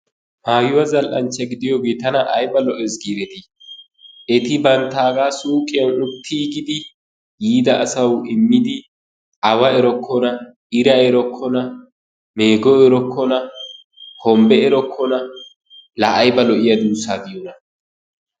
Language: Wolaytta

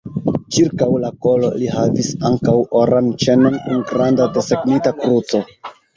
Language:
Esperanto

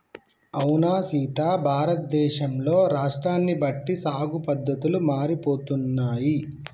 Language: Telugu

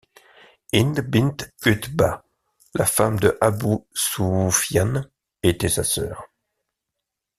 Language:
French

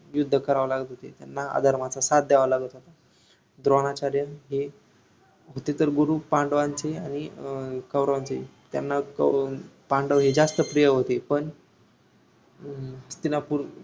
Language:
Marathi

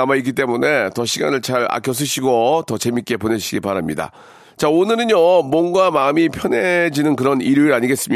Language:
Korean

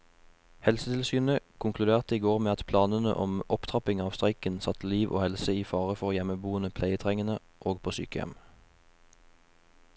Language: Norwegian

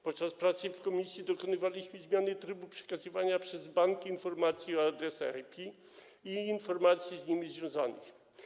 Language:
Polish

